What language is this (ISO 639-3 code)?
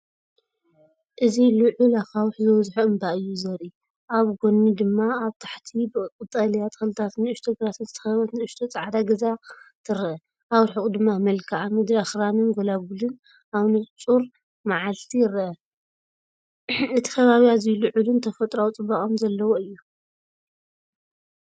tir